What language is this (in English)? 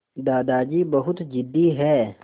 Hindi